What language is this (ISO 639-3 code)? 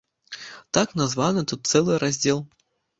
bel